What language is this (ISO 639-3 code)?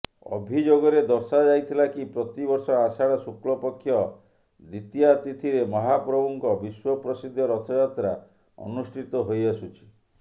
ori